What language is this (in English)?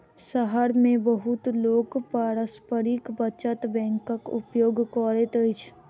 Maithili